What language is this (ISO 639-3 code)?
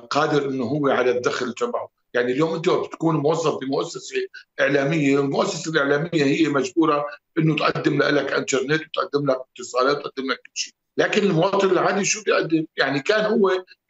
ara